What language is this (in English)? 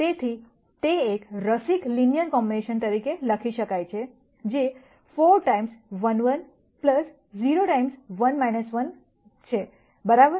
Gujarati